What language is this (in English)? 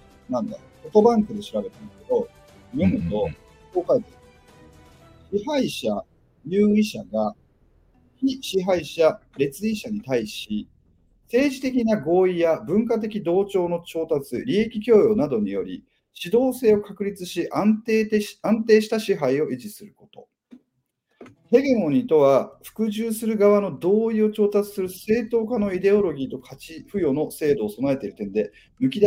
Japanese